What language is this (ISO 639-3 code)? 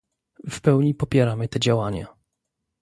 pol